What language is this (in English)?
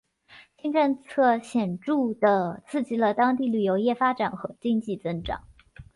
Chinese